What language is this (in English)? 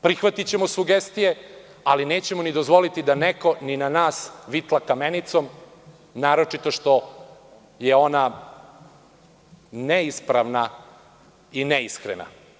Serbian